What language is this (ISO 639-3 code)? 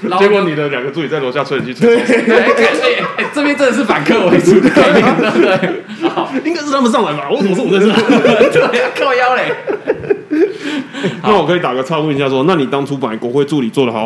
zho